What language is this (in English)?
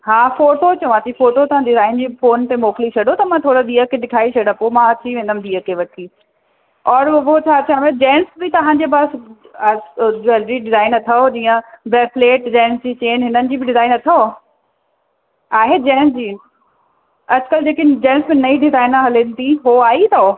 Sindhi